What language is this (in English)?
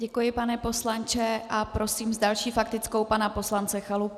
Czech